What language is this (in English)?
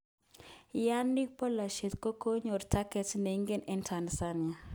Kalenjin